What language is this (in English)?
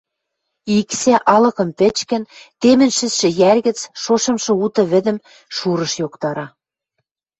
Western Mari